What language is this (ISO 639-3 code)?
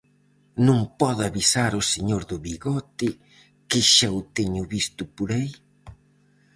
glg